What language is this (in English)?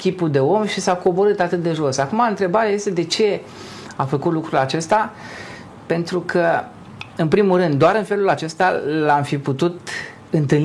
Romanian